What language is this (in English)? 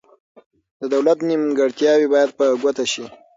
Pashto